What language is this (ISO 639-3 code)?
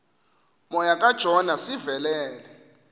xho